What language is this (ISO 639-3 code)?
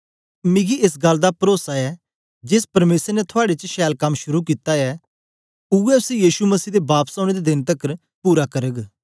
doi